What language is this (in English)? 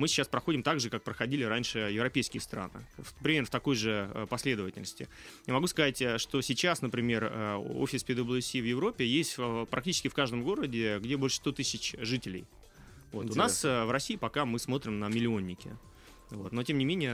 Russian